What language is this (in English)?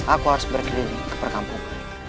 Indonesian